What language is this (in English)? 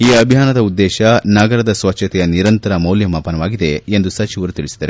Kannada